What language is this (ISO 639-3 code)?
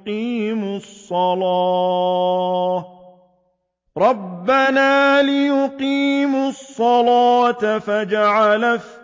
ara